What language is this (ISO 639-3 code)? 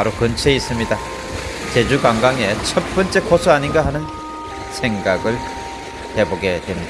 kor